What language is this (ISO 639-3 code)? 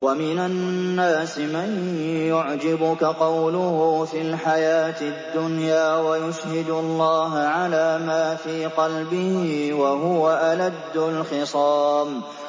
ara